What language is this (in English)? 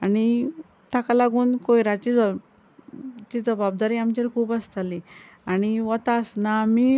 Konkani